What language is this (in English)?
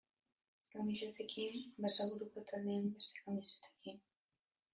Basque